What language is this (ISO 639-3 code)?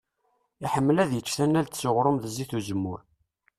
kab